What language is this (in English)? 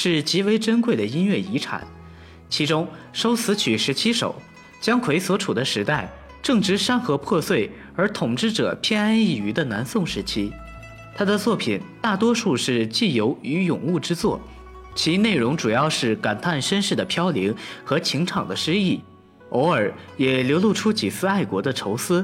Chinese